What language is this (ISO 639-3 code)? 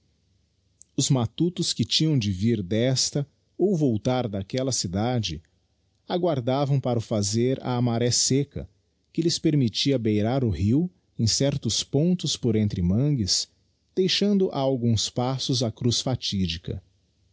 por